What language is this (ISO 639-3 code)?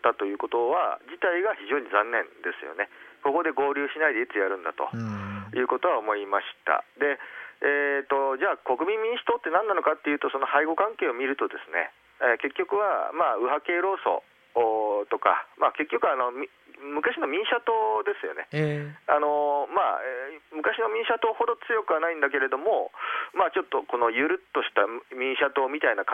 jpn